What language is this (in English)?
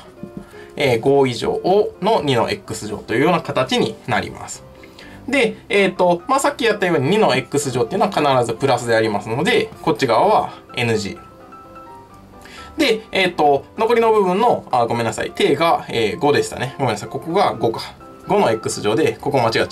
Japanese